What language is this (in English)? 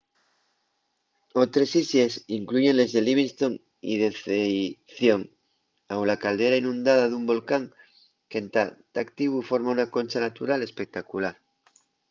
Asturian